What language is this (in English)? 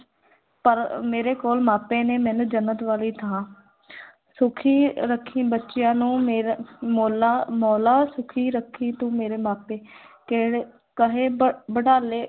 Punjabi